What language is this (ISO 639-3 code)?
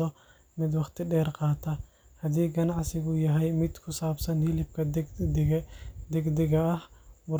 som